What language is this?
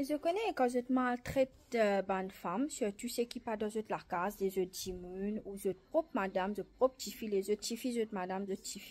French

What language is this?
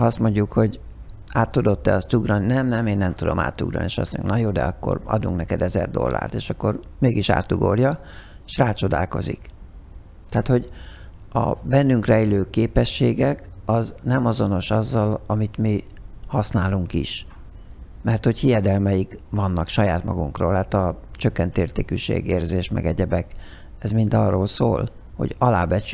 Hungarian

